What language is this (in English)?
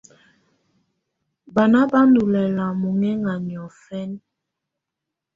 Tunen